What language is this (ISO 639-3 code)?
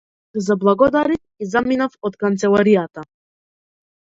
mkd